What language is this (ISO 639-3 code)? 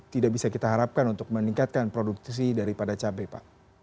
ind